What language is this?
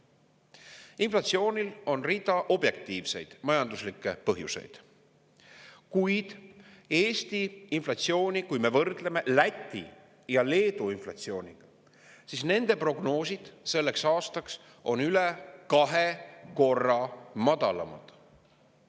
Estonian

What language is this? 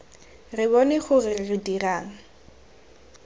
Tswana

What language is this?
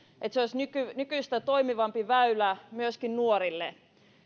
Finnish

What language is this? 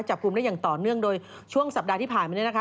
Thai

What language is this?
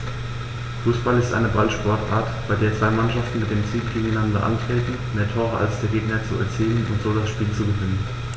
German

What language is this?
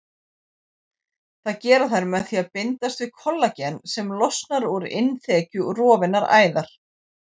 Icelandic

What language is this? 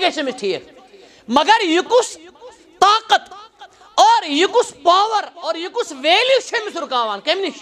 Arabic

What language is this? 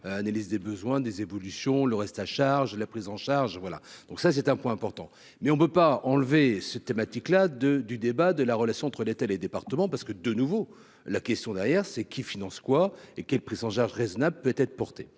French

